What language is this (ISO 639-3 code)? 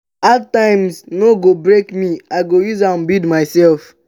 pcm